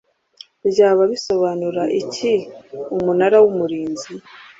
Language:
Kinyarwanda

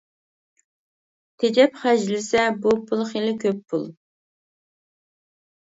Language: Uyghur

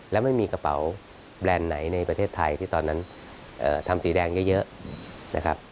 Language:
Thai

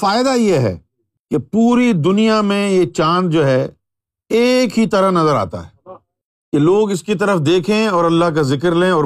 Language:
Urdu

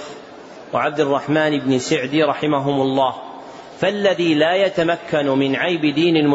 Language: Arabic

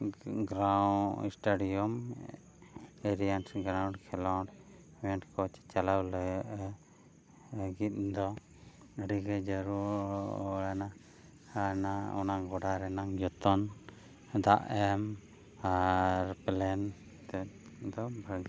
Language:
Santali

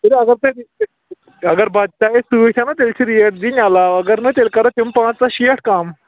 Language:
Kashmiri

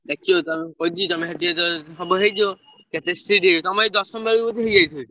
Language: Odia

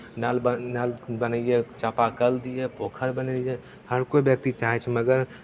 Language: Maithili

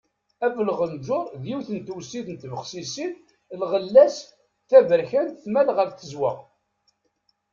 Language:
Kabyle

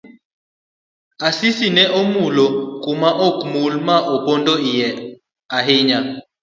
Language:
Luo (Kenya and Tanzania)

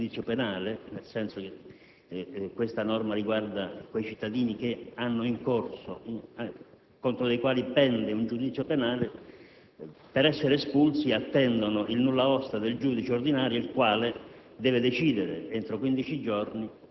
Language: Italian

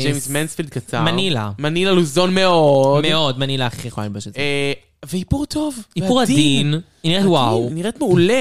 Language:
Hebrew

